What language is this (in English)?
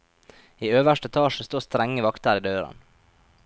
Norwegian